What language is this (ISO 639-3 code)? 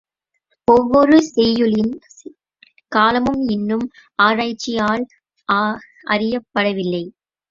tam